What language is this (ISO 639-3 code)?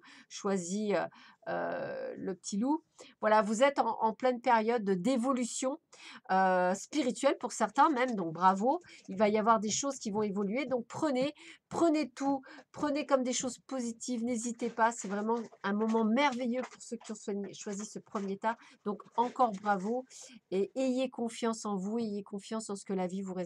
fra